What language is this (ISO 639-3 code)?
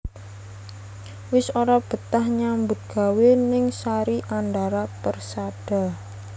jav